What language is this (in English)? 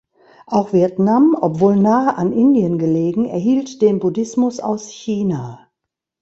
German